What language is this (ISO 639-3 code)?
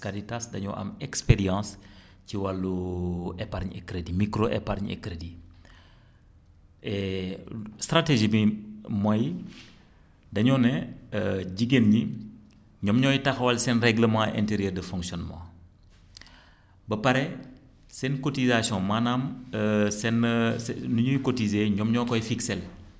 wol